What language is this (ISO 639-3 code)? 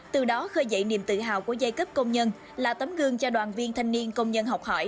vie